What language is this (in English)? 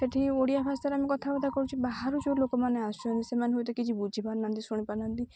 Odia